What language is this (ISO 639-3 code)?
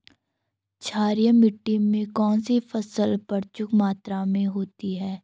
hin